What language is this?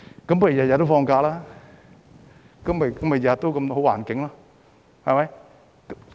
Cantonese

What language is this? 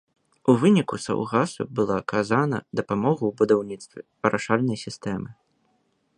Belarusian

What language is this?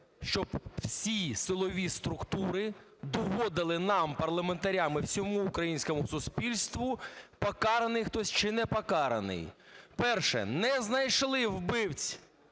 Ukrainian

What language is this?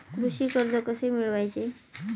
Marathi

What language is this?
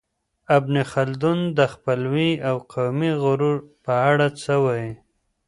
Pashto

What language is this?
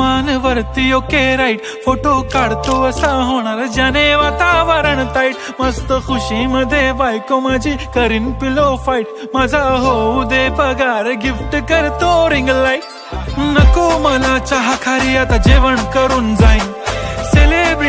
Romanian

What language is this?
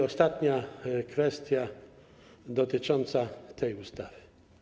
Polish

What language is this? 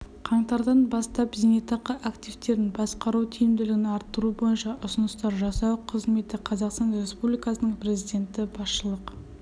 Kazakh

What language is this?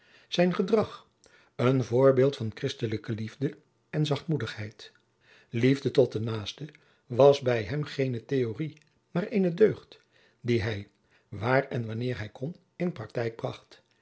Dutch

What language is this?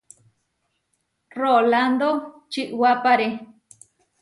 Huarijio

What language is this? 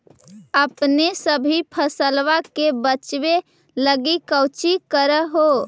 Magahi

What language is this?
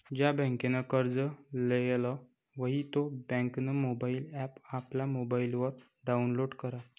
Marathi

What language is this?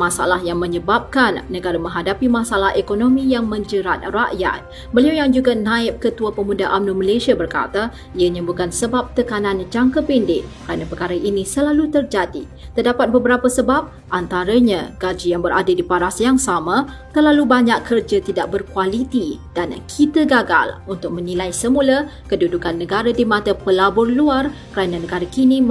Malay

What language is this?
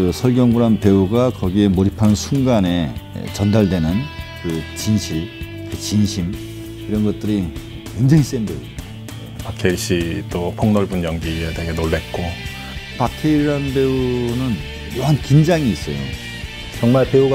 Korean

